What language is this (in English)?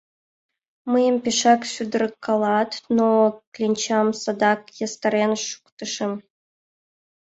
Mari